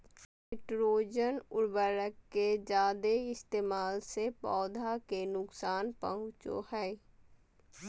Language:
Magahi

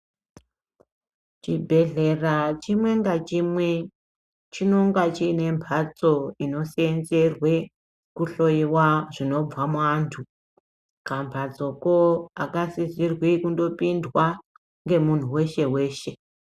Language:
Ndau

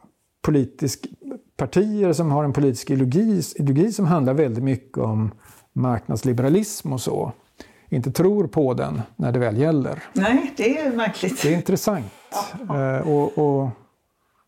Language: Swedish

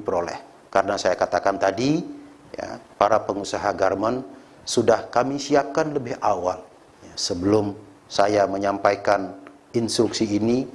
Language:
Indonesian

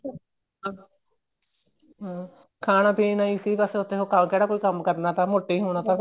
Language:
Punjabi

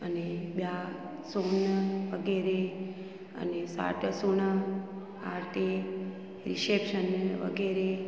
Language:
Sindhi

